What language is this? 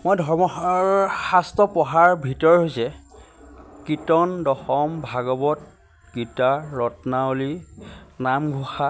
Assamese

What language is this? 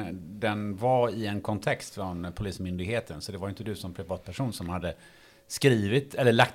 Swedish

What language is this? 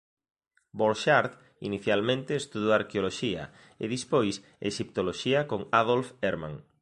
Galician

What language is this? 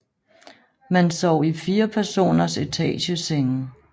Danish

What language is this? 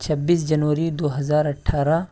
Urdu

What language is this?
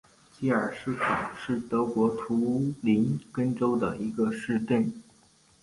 Chinese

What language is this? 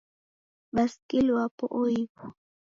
Taita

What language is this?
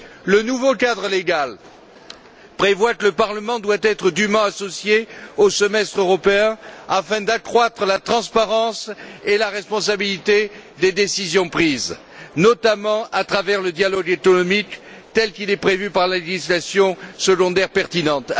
French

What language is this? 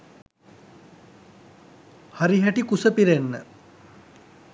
Sinhala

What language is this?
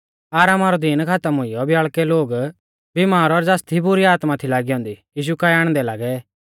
Mahasu Pahari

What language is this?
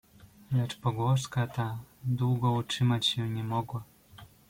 Polish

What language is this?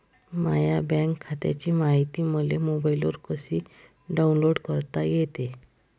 Marathi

